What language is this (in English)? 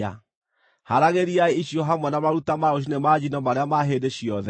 Kikuyu